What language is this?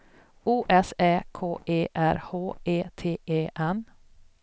Swedish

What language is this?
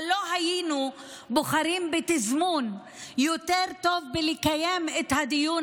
Hebrew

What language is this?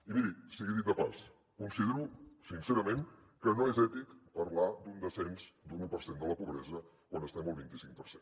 Catalan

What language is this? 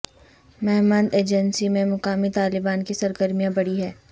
Urdu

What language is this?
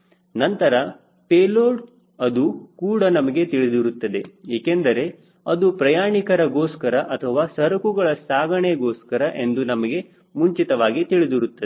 Kannada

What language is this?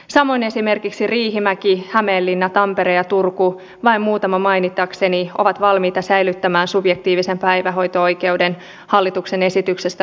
Finnish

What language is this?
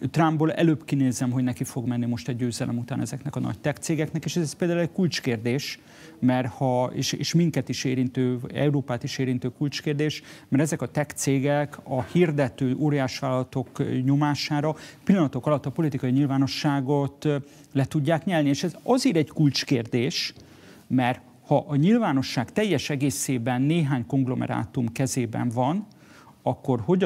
Hungarian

